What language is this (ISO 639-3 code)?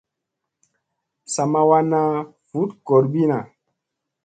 mse